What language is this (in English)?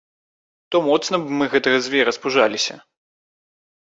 Belarusian